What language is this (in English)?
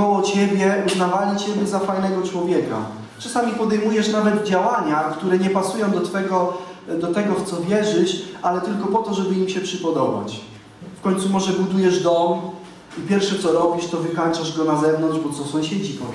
Polish